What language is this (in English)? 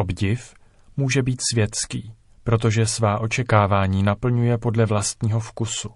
Czech